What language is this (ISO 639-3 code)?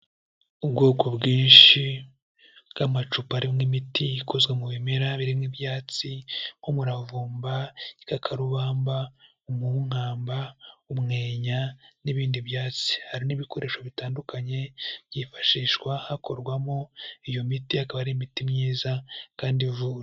kin